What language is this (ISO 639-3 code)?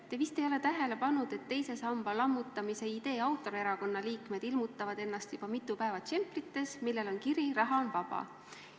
est